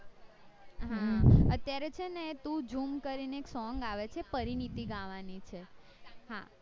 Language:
Gujarati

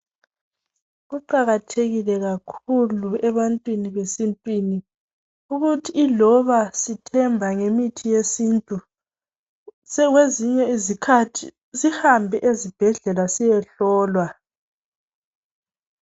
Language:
North Ndebele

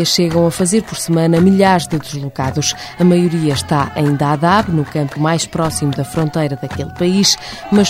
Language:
Portuguese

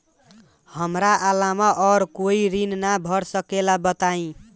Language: Bhojpuri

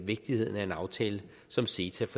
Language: Danish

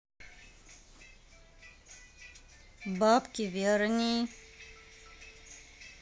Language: Russian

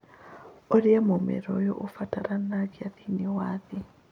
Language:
Kikuyu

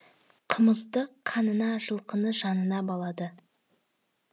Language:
Kazakh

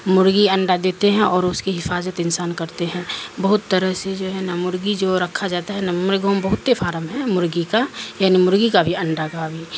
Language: Urdu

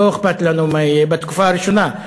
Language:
Hebrew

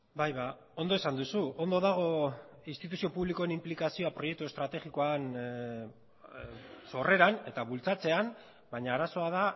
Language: Basque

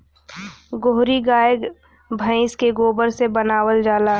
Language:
Bhojpuri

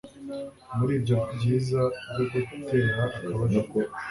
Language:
Kinyarwanda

